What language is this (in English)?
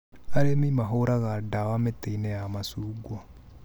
Kikuyu